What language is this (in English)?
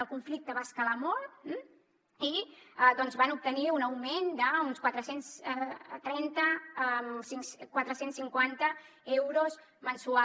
Catalan